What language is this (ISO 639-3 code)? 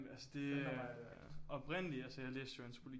dan